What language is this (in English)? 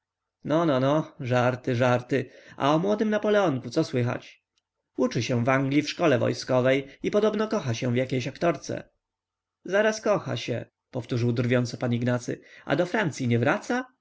Polish